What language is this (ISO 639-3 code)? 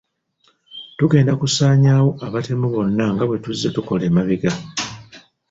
lug